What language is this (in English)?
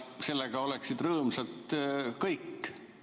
Estonian